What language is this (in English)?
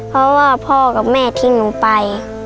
Thai